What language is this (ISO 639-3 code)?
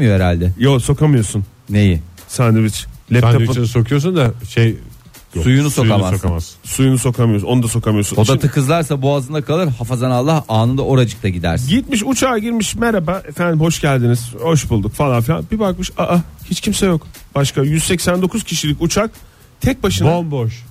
tur